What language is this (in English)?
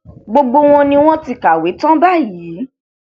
Yoruba